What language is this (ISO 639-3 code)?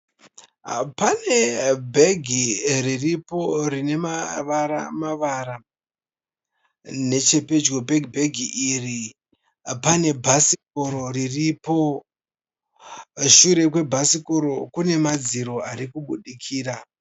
sna